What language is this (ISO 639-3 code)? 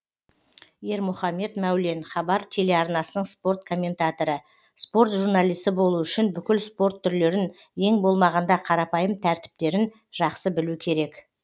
kaz